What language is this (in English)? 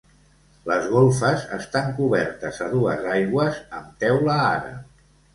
Catalan